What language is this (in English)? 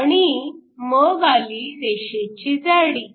Marathi